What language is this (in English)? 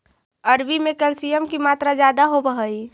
Magahi